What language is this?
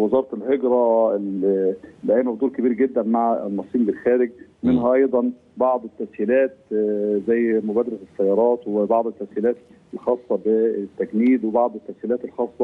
Arabic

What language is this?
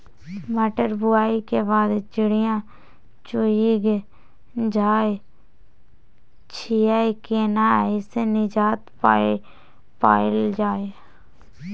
Maithili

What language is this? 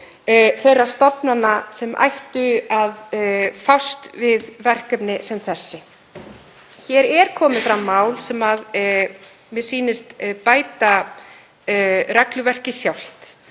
Icelandic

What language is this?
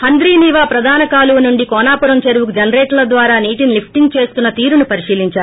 Telugu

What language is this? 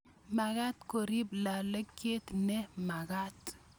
Kalenjin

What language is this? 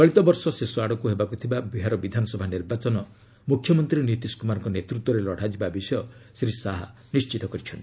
Odia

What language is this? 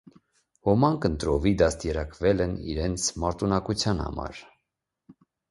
Armenian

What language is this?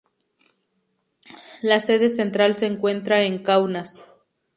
Spanish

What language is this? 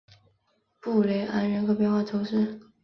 Chinese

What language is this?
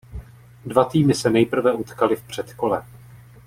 Czech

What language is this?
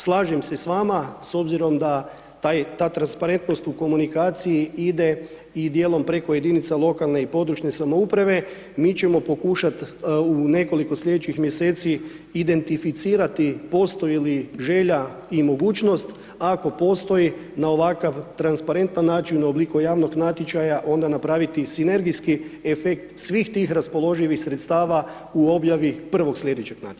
Croatian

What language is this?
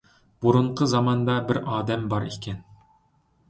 Uyghur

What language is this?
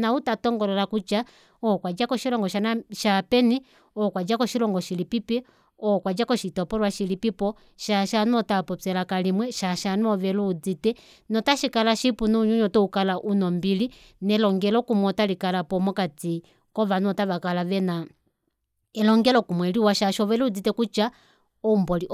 Kuanyama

